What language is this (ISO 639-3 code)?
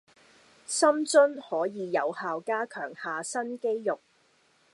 yue